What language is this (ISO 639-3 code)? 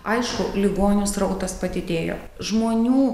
lit